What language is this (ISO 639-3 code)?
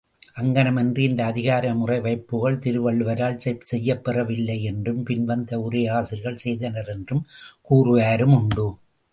tam